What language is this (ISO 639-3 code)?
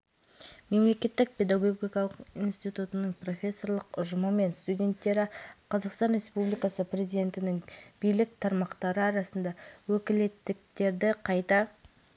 kaz